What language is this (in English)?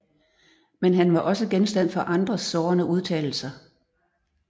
Danish